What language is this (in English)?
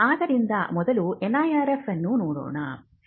Kannada